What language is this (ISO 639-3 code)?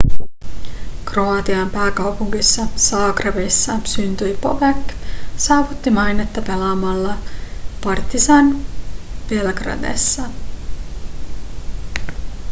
fin